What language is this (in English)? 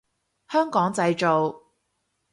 Cantonese